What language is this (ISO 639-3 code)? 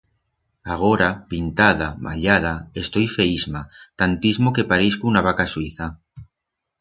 arg